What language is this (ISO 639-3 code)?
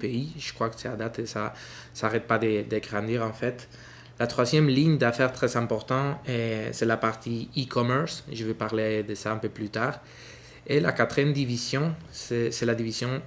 fra